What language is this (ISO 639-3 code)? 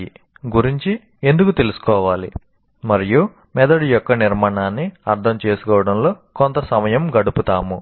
tel